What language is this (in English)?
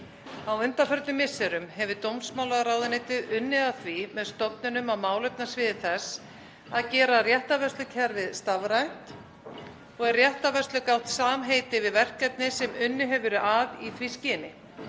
Icelandic